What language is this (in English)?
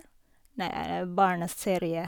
Norwegian